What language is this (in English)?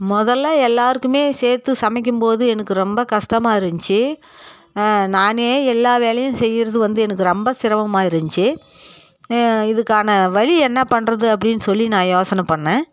Tamil